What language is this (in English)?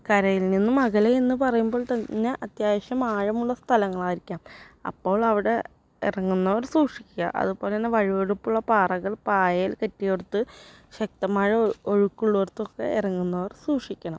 Malayalam